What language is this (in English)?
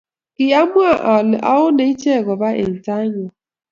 Kalenjin